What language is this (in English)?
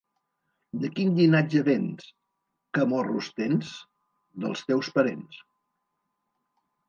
Catalan